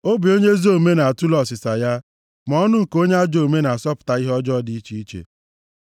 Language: Igbo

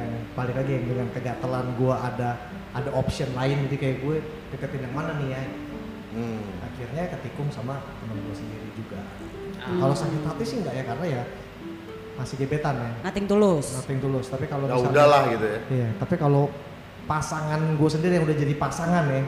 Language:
Indonesian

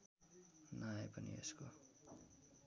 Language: Nepali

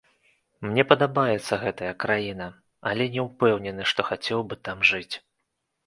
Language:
Belarusian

